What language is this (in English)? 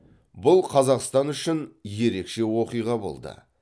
Kazakh